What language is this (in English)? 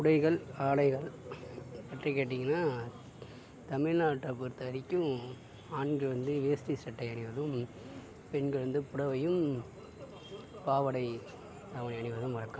Tamil